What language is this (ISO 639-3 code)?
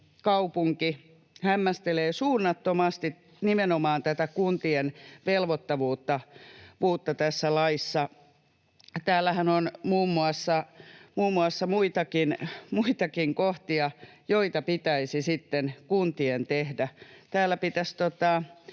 fin